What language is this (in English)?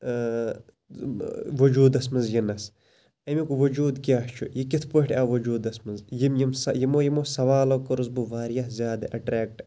Kashmiri